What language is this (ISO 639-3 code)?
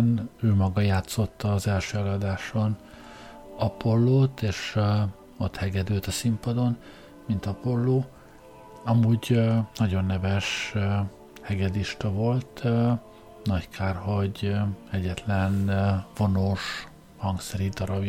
hun